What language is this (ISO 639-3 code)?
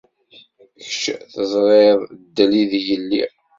kab